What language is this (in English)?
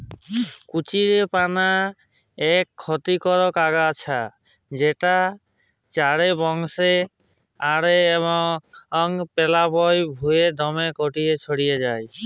Bangla